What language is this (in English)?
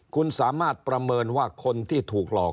Thai